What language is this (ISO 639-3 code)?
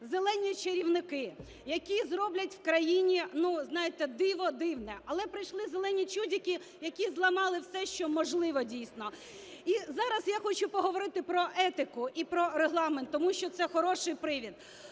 ukr